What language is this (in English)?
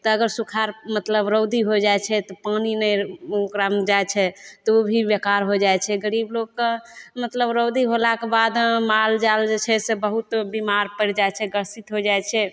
Maithili